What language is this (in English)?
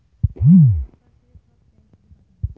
Bangla